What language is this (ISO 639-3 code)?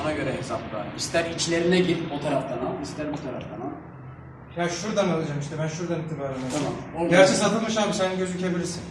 tur